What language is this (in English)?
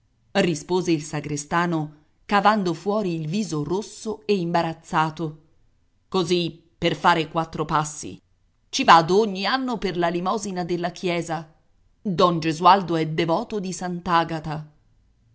Italian